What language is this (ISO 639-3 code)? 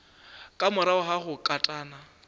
nso